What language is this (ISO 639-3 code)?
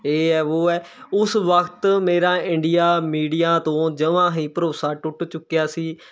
pan